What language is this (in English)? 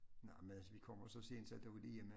Danish